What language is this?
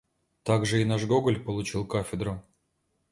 Russian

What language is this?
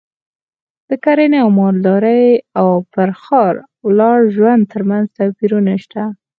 Pashto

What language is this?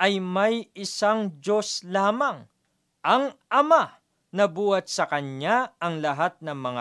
Filipino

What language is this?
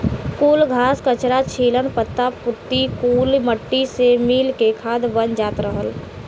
Bhojpuri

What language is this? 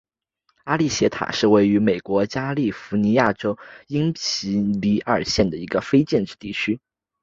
Chinese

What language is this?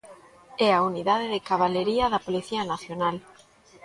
Galician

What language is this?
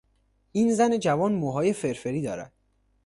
Persian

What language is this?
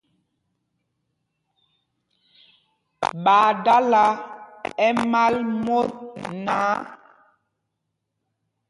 Mpumpong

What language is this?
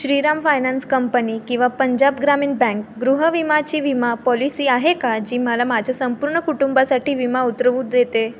Marathi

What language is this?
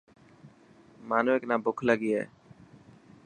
Dhatki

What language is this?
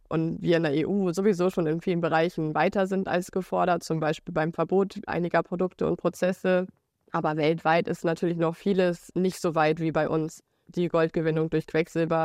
German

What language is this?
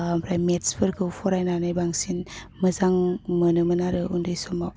Bodo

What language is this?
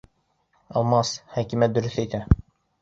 Bashkir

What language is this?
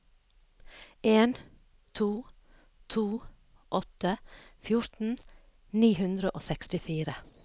Norwegian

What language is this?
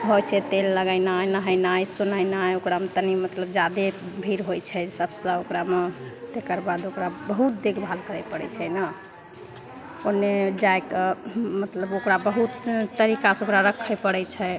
Maithili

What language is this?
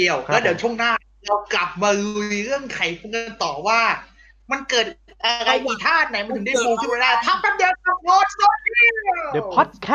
Thai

